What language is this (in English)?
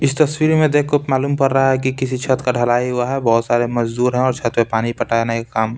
Hindi